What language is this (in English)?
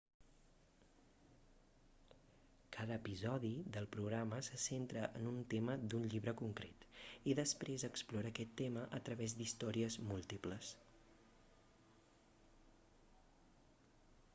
Catalan